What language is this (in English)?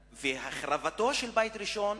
Hebrew